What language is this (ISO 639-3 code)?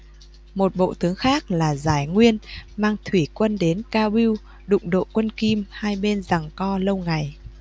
vie